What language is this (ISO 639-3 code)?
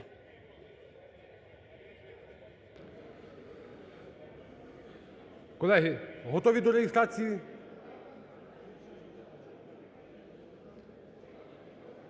ukr